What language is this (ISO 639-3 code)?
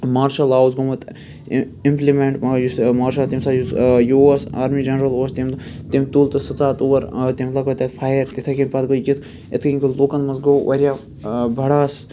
kas